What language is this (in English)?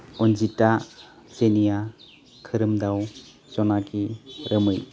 Bodo